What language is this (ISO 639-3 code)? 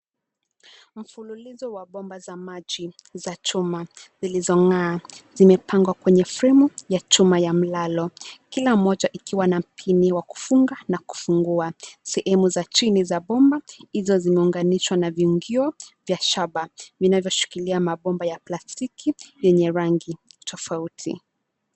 swa